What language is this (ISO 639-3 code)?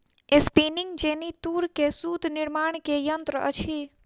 mai